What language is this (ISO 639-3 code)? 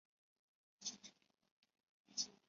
zho